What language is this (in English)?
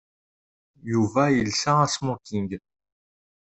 Kabyle